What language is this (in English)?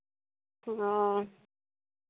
Santali